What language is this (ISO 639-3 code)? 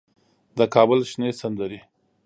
pus